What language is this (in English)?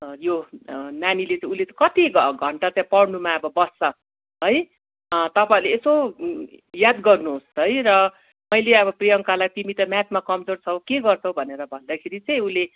Nepali